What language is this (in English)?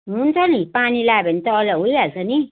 Nepali